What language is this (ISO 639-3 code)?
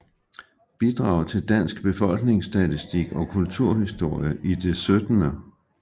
dan